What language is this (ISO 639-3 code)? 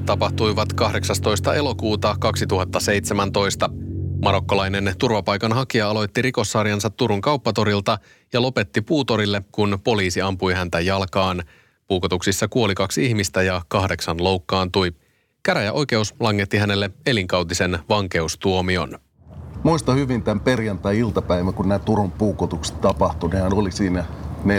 fin